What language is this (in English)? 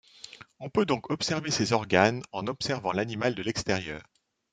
French